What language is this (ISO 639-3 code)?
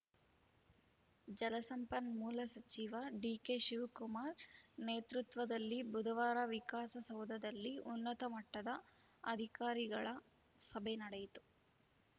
kan